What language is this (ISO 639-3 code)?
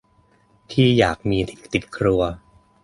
tha